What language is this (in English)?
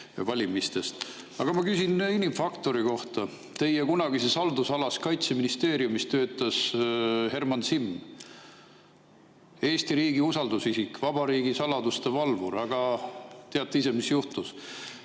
Estonian